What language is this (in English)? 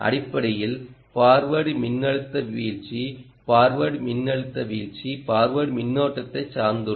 Tamil